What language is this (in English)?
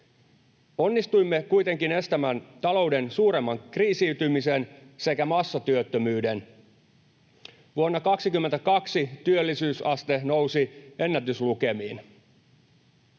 Finnish